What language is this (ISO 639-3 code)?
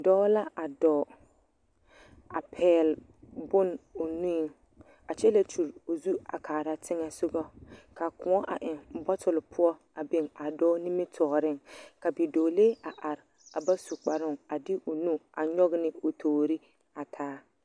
dga